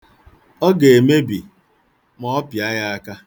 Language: Igbo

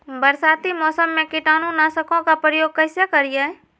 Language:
Magahi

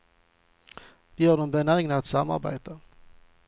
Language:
Swedish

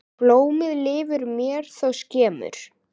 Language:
Icelandic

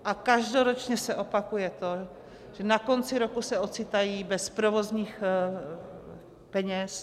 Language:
Czech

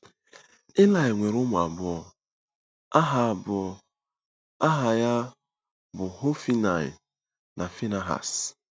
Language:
Igbo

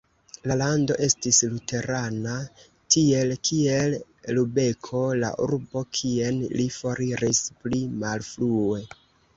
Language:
Esperanto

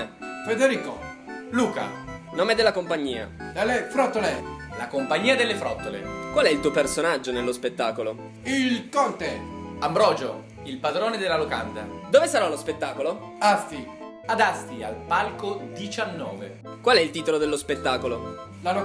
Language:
Italian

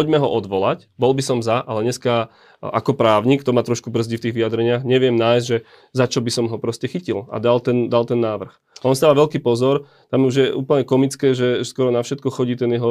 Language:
Slovak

